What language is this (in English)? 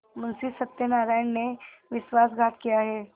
Hindi